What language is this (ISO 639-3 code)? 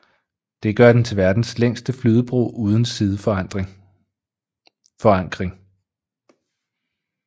dan